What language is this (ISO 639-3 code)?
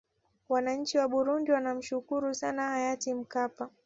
swa